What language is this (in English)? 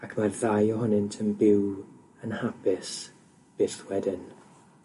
Welsh